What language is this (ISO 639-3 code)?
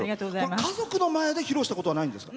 jpn